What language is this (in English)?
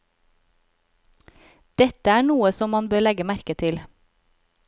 Norwegian